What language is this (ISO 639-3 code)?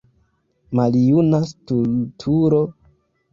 epo